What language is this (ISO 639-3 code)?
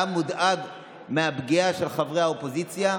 heb